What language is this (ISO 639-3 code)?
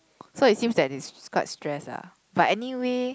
eng